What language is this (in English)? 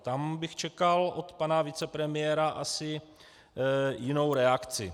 Czech